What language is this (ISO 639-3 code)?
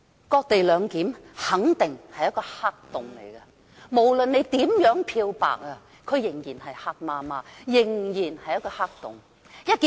yue